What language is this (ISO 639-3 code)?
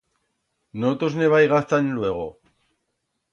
arg